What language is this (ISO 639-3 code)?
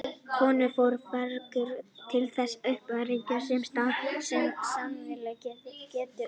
isl